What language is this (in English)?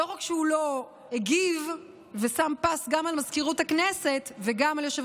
Hebrew